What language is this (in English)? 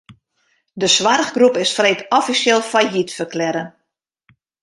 Western Frisian